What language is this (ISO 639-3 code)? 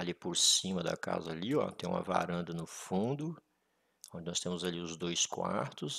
por